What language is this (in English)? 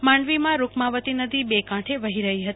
Gujarati